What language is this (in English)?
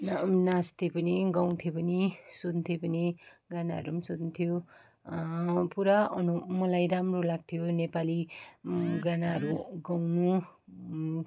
Nepali